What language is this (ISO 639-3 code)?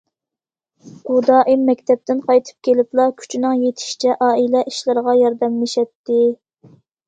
uig